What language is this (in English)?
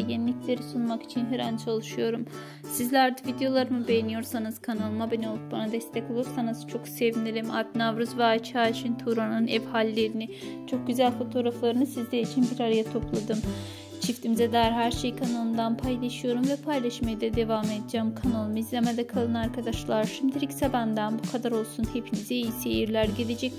Turkish